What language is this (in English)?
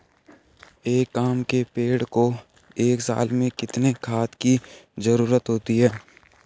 Hindi